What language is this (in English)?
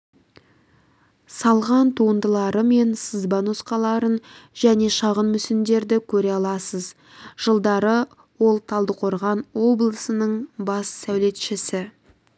Kazakh